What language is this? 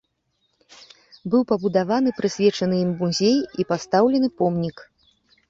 Belarusian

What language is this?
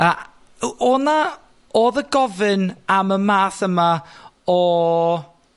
Welsh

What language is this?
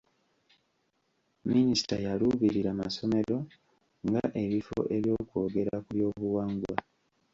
Ganda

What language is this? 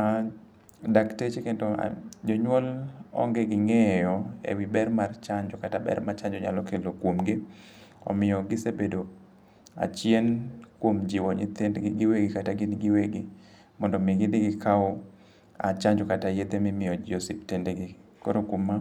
Luo (Kenya and Tanzania)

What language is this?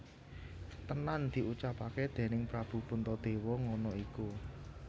Javanese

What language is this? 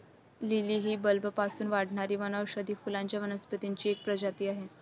Marathi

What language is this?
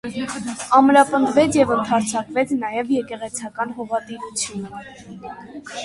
Armenian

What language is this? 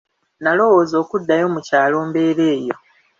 Ganda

